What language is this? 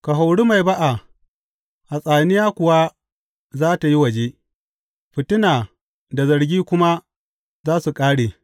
Hausa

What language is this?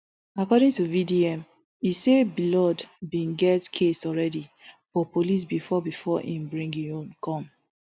Nigerian Pidgin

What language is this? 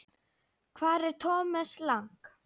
Icelandic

